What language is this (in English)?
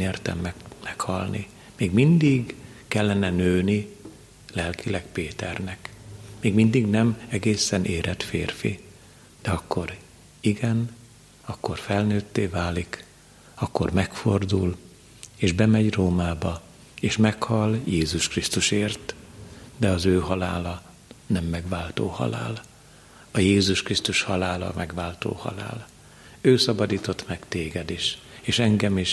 Hungarian